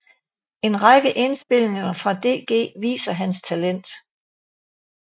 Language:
Danish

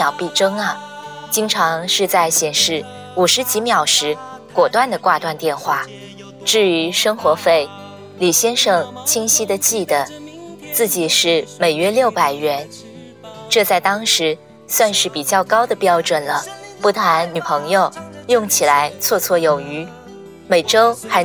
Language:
Chinese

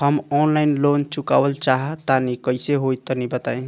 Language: Bhojpuri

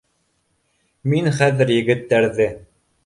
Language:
Bashkir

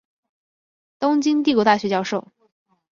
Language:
Chinese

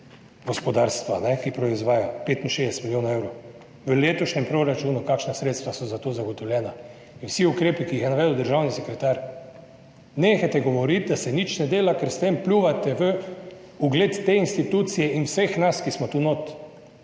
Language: Slovenian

